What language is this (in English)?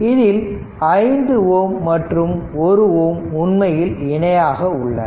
Tamil